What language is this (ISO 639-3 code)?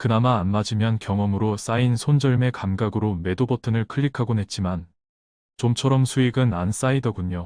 kor